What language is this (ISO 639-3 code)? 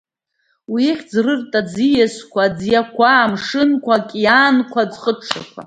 abk